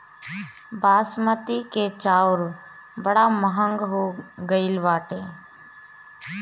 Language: Bhojpuri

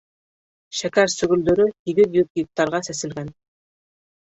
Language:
Bashkir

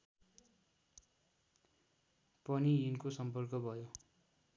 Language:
Nepali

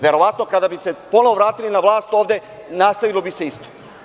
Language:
Serbian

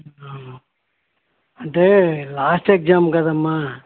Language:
Telugu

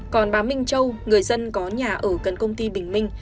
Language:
Vietnamese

